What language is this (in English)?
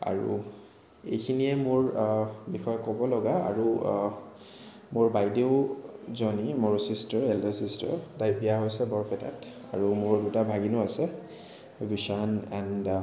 Assamese